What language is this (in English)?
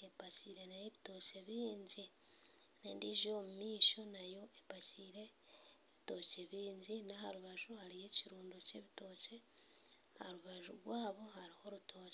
Nyankole